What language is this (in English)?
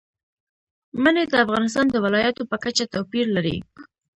Pashto